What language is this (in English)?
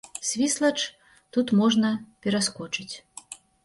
Belarusian